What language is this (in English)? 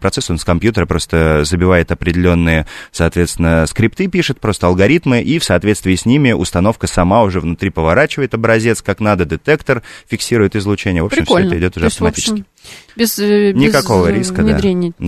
Russian